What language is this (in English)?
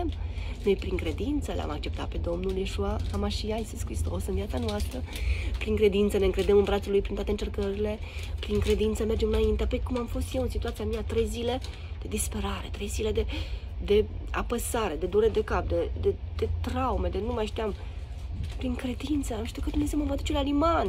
Romanian